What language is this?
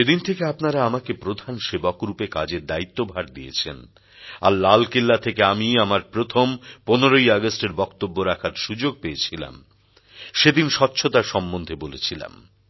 Bangla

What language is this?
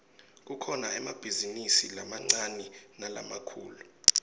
Swati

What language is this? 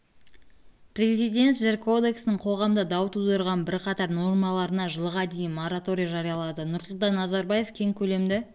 Kazakh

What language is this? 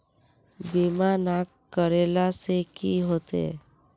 Magahi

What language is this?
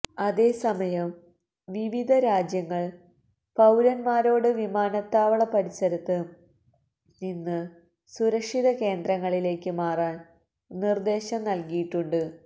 Malayalam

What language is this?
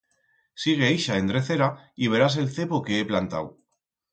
Aragonese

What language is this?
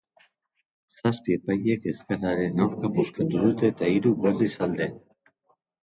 Basque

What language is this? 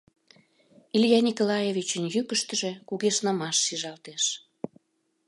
Mari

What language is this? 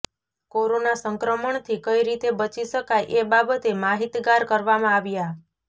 Gujarati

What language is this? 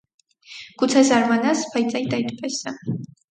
Armenian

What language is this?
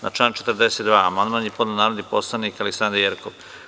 Serbian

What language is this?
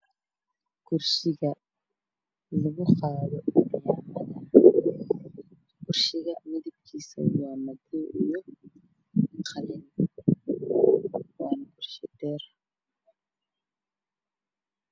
Somali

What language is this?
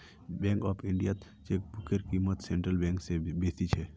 Magahi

